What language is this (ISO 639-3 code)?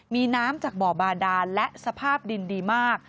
tha